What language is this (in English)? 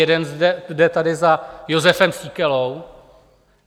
Czech